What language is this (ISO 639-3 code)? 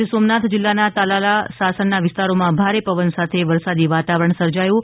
guj